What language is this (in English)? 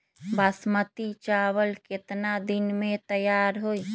Magahi